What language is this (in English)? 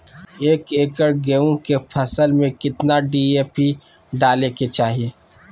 Magahi